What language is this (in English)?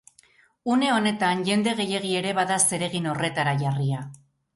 Basque